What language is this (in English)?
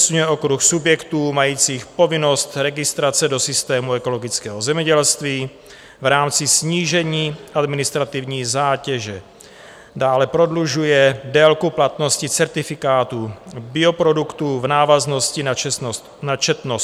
Czech